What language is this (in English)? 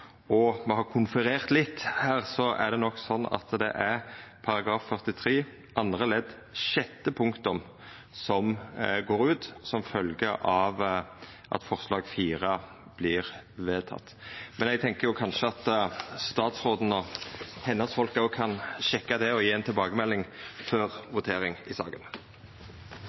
Norwegian Nynorsk